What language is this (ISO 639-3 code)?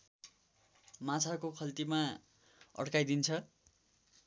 nep